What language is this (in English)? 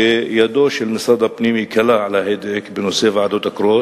Hebrew